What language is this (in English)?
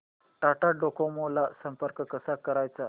Marathi